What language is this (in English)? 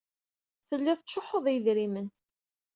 Kabyle